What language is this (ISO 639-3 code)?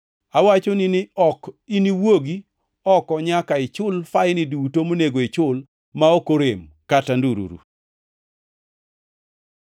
luo